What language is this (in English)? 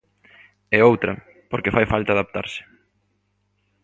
Galician